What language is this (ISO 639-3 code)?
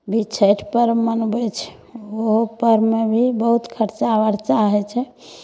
mai